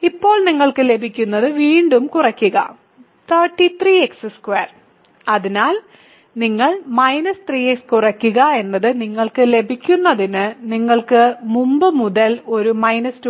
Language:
Malayalam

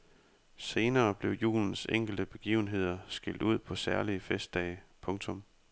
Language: Danish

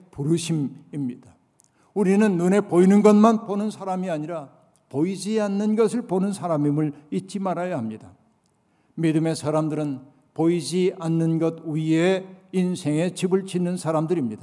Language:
Korean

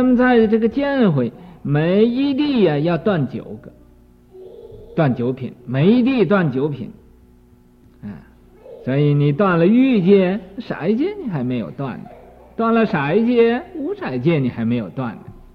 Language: Chinese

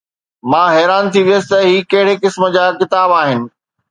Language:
Sindhi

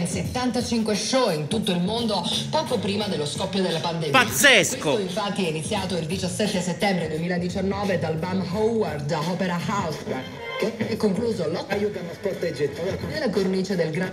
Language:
Italian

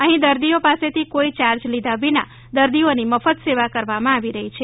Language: Gujarati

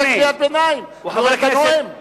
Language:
Hebrew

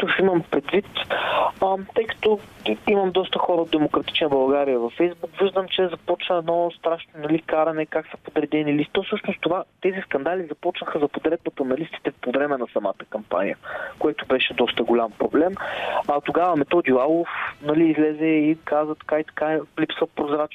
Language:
Bulgarian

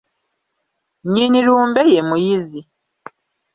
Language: Ganda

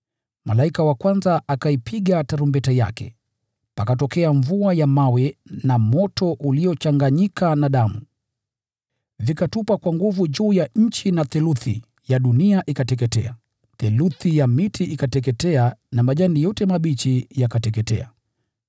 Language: Swahili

